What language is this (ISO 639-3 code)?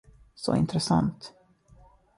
swe